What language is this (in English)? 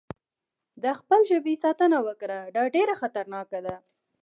Pashto